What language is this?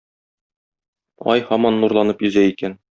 Tatar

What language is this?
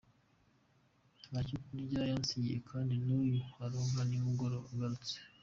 Kinyarwanda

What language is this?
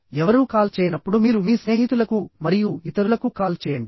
Telugu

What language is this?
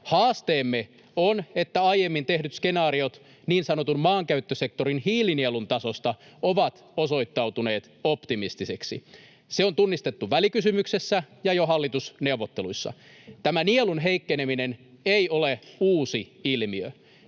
Finnish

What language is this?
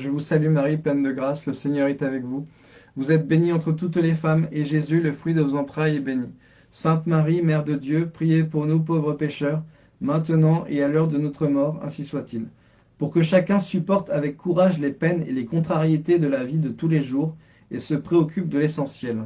French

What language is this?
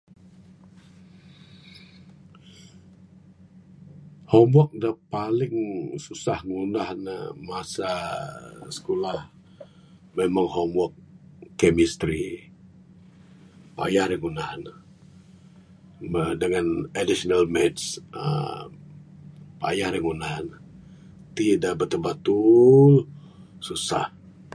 Bukar-Sadung Bidayuh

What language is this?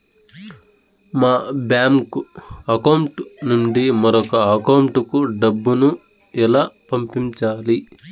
Telugu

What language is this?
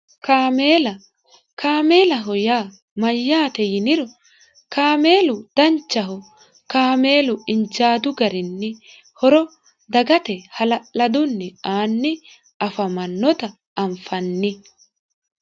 Sidamo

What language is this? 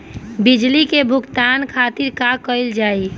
Bhojpuri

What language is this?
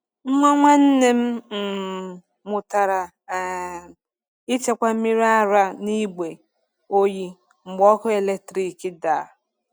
Igbo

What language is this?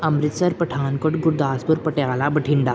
Punjabi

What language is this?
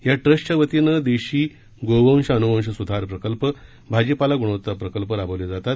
Marathi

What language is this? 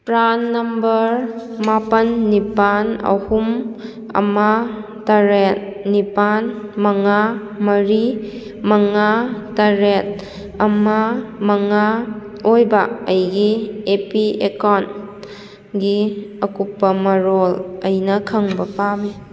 Manipuri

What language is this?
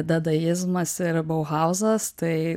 Lithuanian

